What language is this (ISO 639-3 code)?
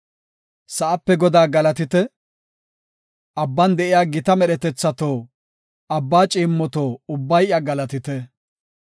gof